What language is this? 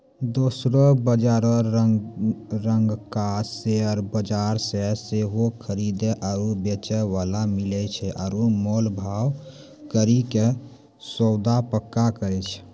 Maithili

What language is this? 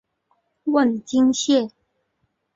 Chinese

